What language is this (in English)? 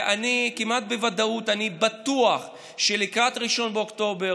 Hebrew